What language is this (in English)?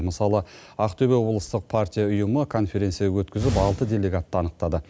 Kazakh